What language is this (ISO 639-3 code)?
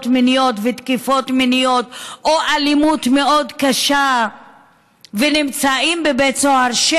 heb